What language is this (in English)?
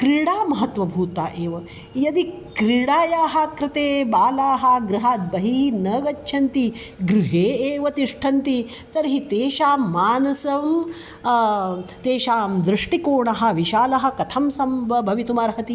Sanskrit